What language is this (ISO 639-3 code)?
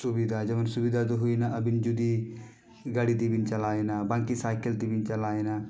sat